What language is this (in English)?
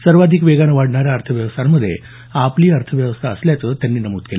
Marathi